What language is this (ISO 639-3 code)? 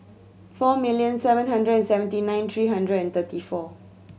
eng